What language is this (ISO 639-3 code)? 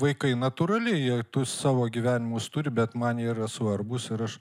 lit